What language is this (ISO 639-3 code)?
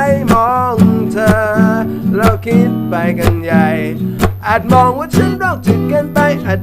tha